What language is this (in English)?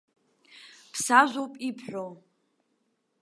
Abkhazian